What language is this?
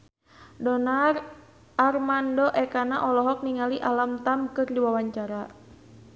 Sundanese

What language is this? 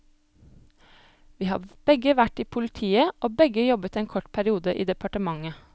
Norwegian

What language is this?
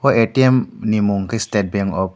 Kok Borok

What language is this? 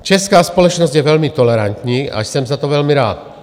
Czech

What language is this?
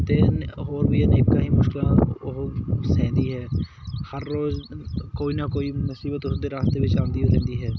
Punjabi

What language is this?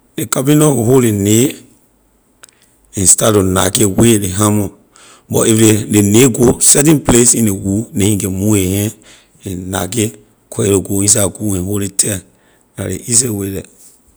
Liberian English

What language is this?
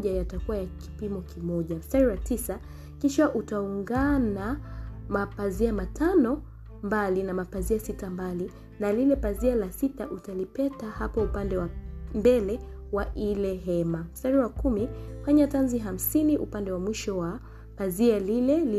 Swahili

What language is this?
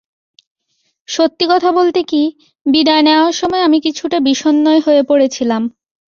Bangla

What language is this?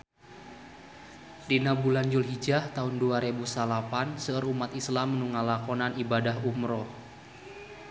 Sundanese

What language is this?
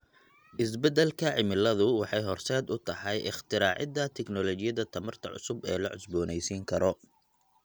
Somali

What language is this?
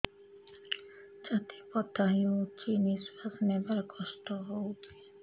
Odia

